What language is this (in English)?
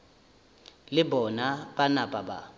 Northern Sotho